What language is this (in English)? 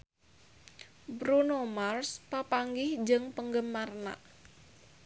Sundanese